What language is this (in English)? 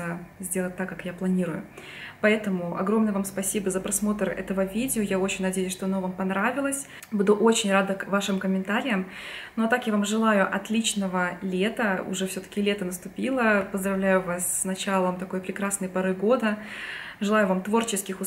Russian